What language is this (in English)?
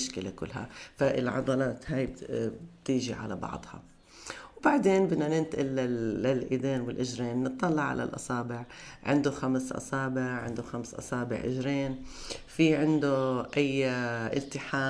Arabic